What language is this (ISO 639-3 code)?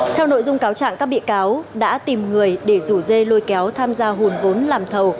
vie